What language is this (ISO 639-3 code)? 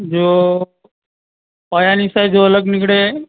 guj